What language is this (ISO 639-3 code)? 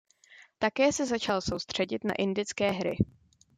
ces